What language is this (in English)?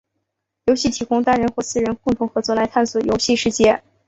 Chinese